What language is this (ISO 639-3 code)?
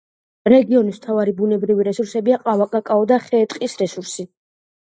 kat